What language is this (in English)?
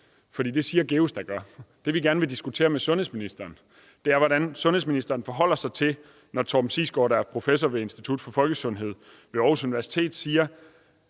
Danish